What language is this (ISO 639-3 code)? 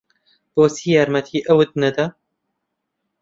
ckb